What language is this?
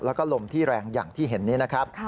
Thai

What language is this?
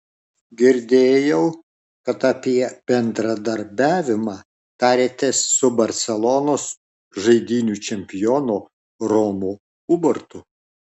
Lithuanian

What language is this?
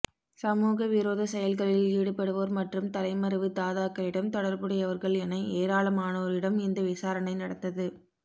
Tamil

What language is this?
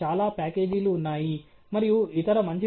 Telugu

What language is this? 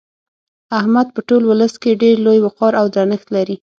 Pashto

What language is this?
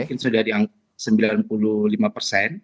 Indonesian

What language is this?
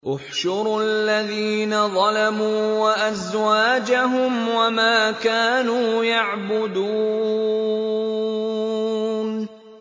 Arabic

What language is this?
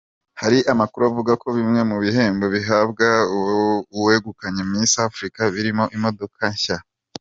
Kinyarwanda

